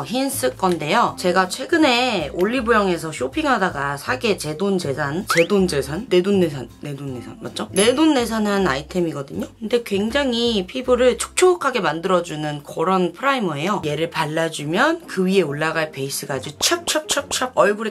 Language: Korean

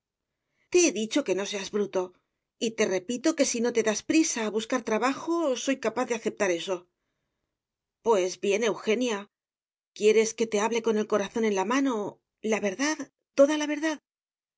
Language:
Spanish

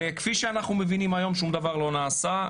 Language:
Hebrew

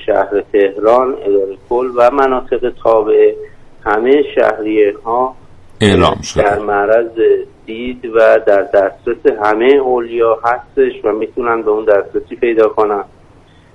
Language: Persian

